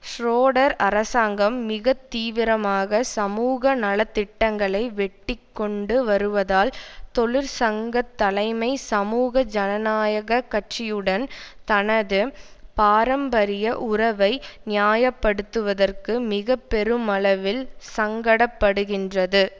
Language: Tamil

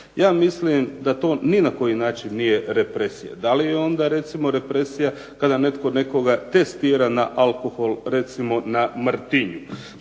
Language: Croatian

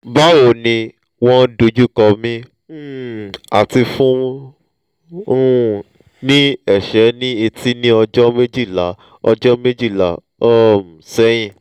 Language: Yoruba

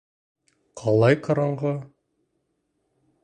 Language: Bashkir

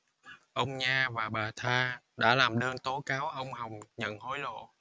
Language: Vietnamese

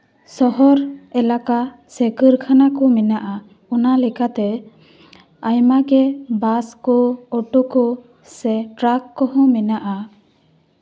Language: Santali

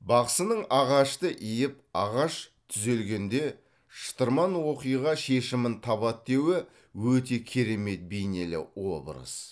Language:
Kazakh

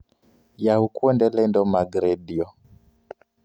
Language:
Luo (Kenya and Tanzania)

